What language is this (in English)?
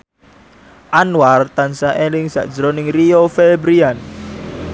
Javanese